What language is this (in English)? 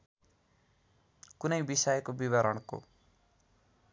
Nepali